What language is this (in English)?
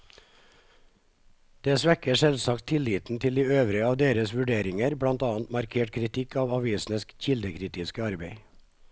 Norwegian